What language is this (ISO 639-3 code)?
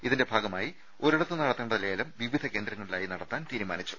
mal